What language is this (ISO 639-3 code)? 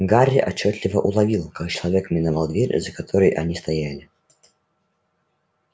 rus